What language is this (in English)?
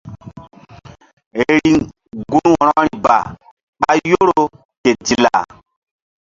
Mbum